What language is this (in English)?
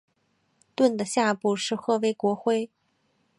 Chinese